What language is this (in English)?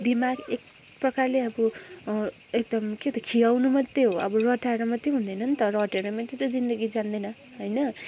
Nepali